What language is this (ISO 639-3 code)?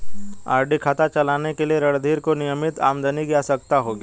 hin